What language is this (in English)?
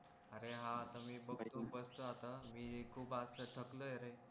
Marathi